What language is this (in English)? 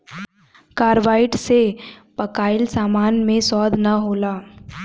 Bhojpuri